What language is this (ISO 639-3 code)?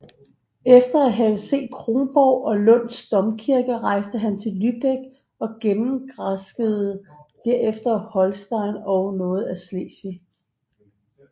dan